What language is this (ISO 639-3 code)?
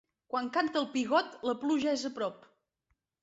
cat